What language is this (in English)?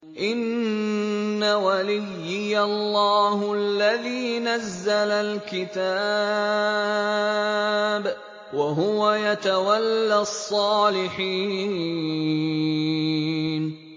Arabic